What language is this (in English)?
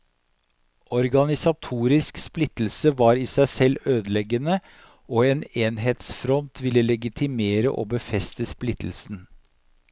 Norwegian